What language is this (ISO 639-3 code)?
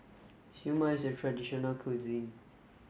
eng